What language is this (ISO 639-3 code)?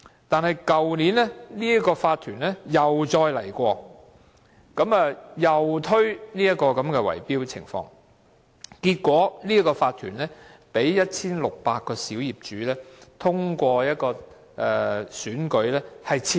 yue